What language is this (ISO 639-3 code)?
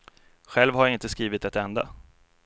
swe